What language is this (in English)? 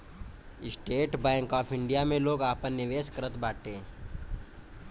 Bhojpuri